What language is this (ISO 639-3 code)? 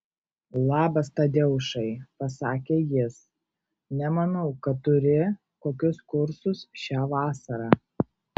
lit